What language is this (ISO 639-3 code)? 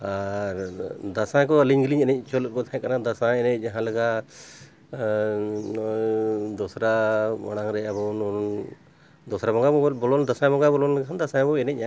sat